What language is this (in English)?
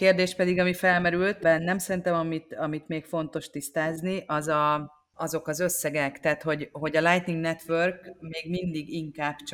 Hungarian